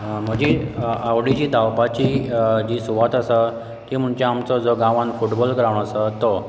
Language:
Konkani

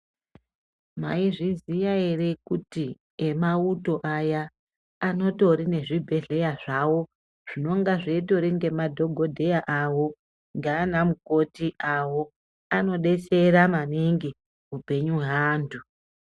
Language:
Ndau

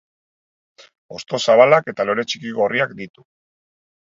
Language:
Basque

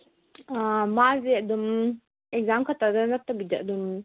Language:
Manipuri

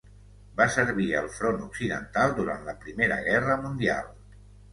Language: Catalan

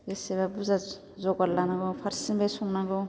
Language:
Bodo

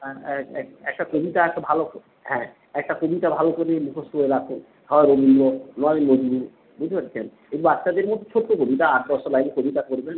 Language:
Bangla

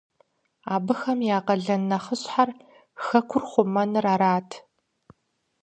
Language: Kabardian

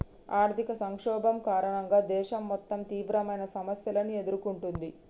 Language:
Telugu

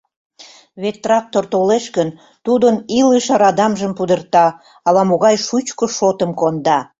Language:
Mari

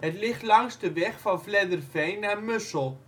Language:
Dutch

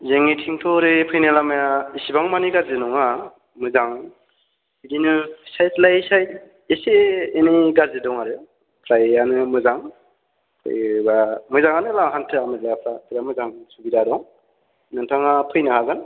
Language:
Bodo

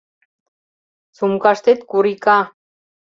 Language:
Mari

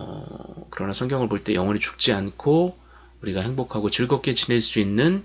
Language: Korean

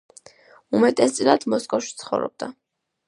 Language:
Georgian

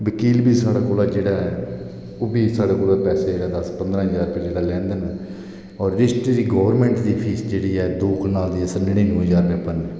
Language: Dogri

